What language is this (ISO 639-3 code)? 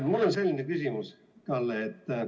est